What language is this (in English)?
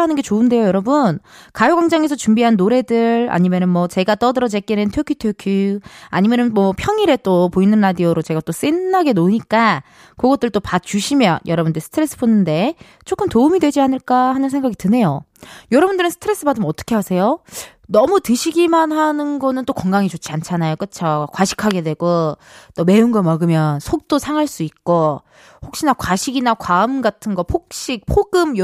Korean